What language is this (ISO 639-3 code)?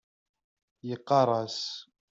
kab